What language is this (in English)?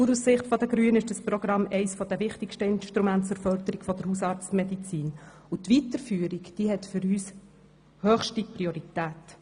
Swiss German